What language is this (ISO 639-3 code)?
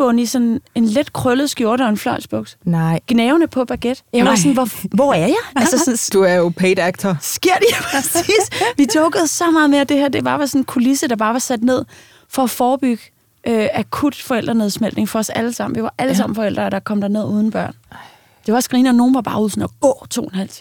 dan